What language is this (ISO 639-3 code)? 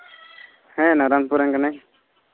sat